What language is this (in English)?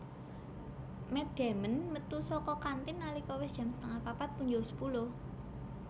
Javanese